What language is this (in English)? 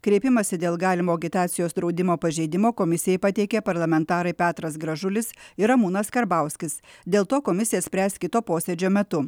Lithuanian